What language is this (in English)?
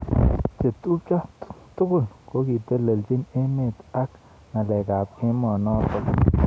Kalenjin